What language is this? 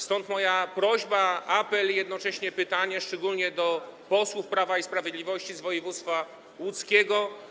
Polish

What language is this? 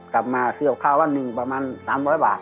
Thai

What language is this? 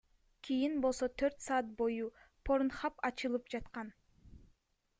Kyrgyz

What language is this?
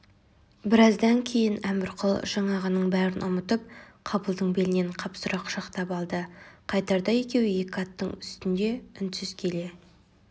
Kazakh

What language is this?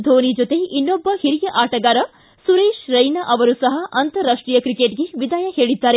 Kannada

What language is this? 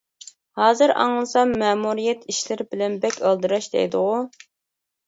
Uyghur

